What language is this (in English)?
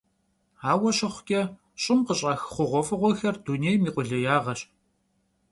Kabardian